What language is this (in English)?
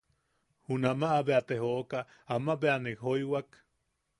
Yaqui